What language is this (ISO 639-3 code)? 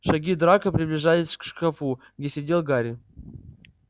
rus